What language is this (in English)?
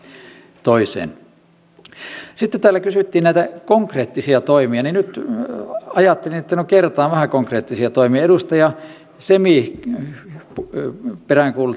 Finnish